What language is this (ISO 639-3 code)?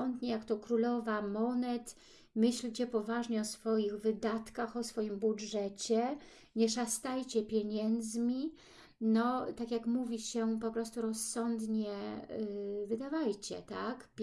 pol